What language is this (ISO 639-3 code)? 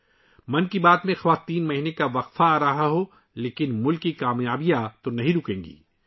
urd